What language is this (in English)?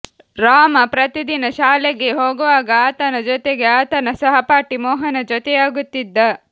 Kannada